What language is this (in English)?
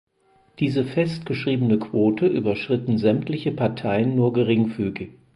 German